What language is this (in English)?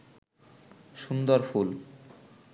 Bangla